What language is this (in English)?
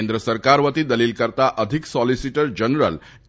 Gujarati